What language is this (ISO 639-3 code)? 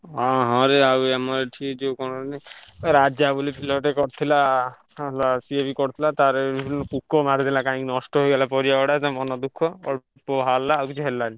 ori